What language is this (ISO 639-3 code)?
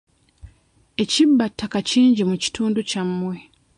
lug